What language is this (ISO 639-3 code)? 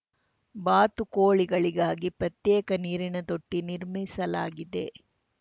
kan